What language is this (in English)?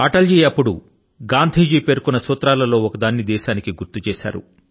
Telugu